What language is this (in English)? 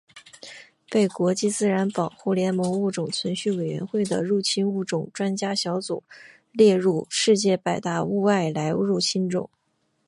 Chinese